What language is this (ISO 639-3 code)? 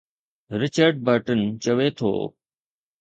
snd